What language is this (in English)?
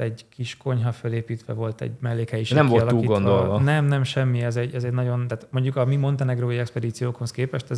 Hungarian